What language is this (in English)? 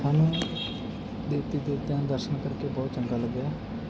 Punjabi